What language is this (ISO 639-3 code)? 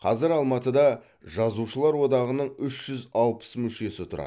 kaz